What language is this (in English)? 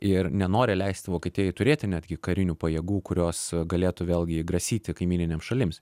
Lithuanian